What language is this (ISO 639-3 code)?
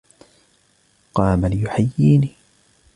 ara